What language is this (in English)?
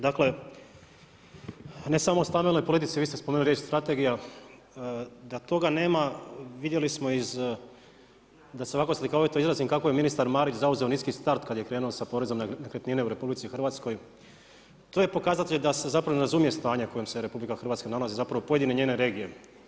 Croatian